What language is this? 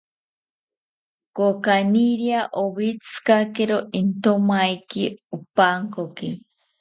South Ucayali Ashéninka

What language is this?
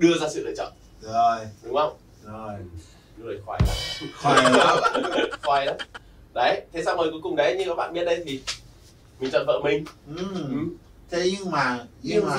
Vietnamese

